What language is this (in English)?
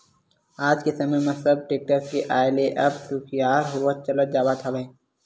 Chhattisgarhi